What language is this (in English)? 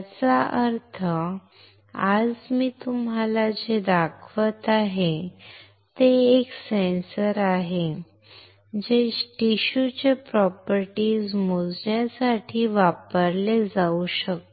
Marathi